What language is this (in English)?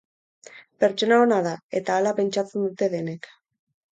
Basque